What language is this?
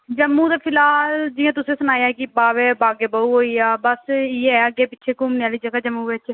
Dogri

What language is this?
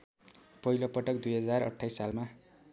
Nepali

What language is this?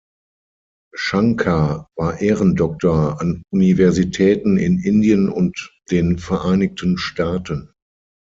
German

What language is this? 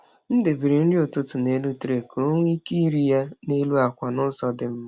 Igbo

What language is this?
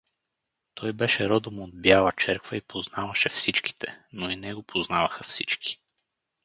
Bulgarian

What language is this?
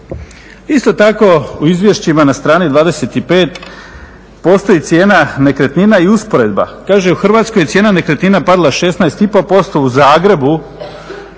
Croatian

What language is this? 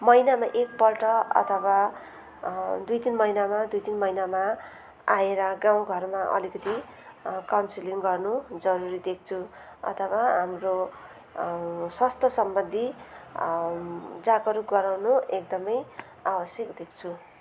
Nepali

